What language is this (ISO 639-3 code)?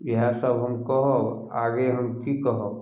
mai